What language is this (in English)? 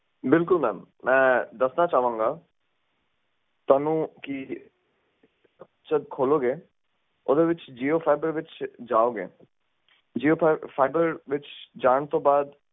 Punjabi